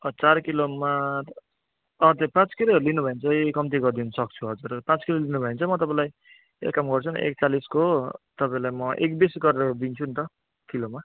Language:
Nepali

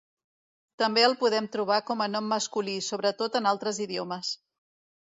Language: Catalan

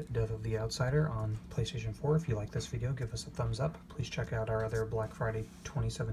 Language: English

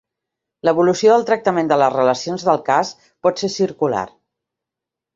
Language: Catalan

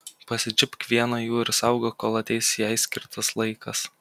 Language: Lithuanian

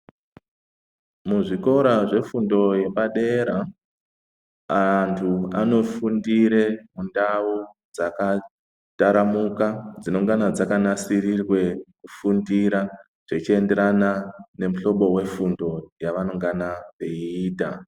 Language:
Ndau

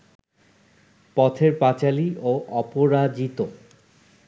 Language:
Bangla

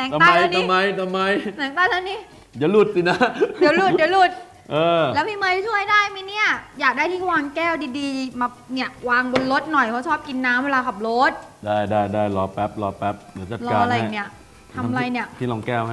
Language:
Thai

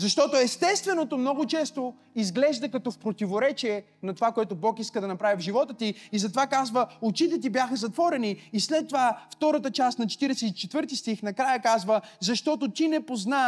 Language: Bulgarian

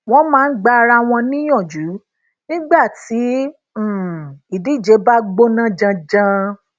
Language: Yoruba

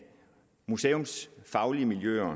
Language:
Danish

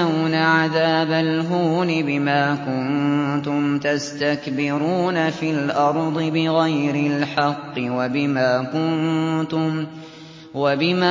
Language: Arabic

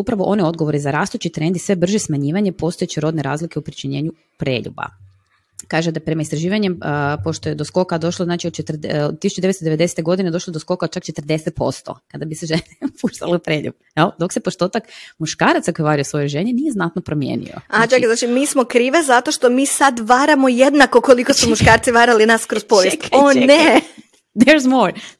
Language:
Croatian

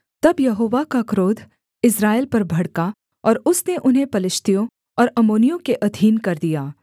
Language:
Hindi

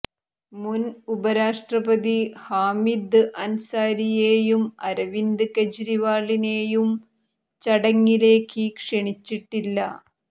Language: Malayalam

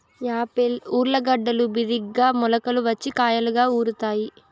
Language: Telugu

